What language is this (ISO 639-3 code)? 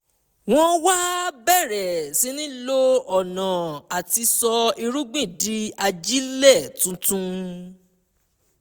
yor